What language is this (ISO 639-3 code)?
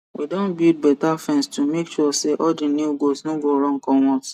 pcm